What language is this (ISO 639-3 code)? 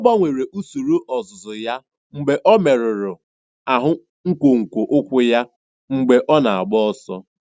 ibo